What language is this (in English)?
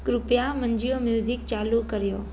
Sindhi